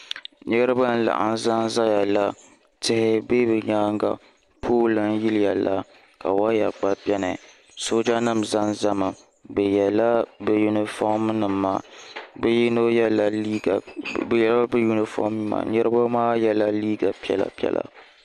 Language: Dagbani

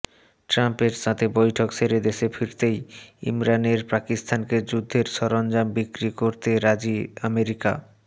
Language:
Bangla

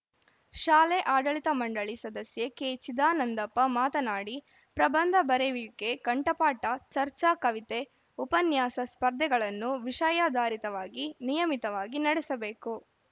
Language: Kannada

